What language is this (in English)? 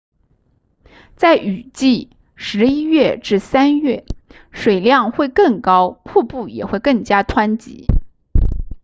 Chinese